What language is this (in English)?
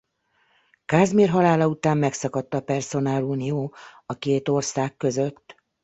Hungarian